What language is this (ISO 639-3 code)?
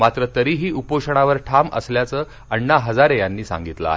mar